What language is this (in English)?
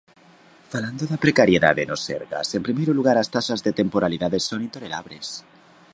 Galician